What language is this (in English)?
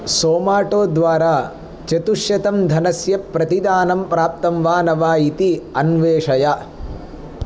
Sanskrit